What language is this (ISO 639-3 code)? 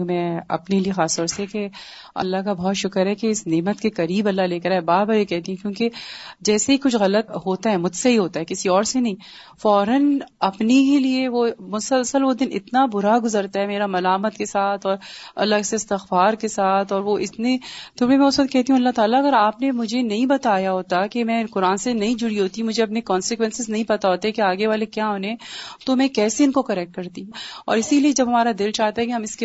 urd